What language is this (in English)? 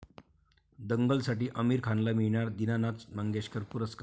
Marathi